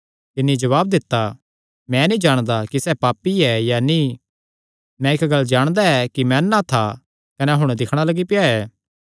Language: Kangri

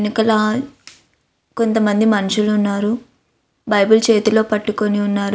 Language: Telugu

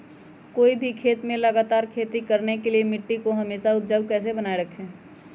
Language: Magahi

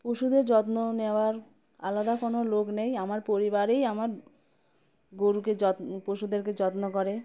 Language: Bangla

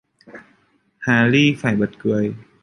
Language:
Vietnamese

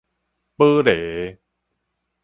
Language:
Min Nan Chinese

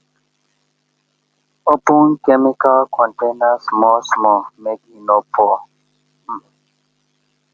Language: Nigerian Pidgin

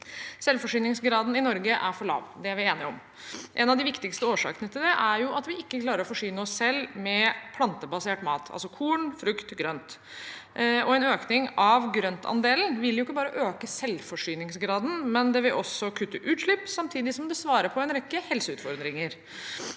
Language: Norwegian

